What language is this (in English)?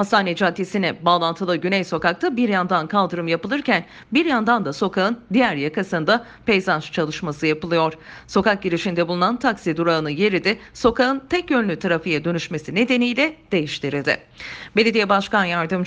Turkish